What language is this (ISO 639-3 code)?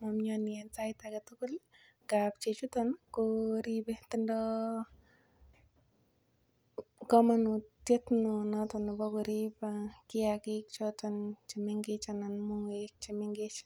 kln